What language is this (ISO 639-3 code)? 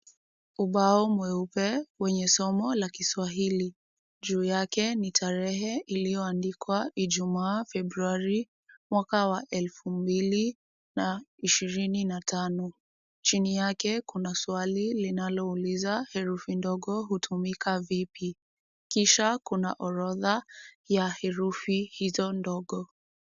swa